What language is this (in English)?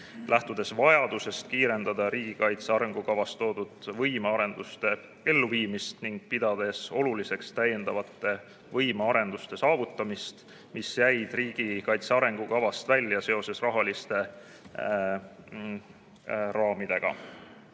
Estonian